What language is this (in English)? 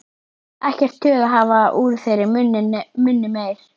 Icelandic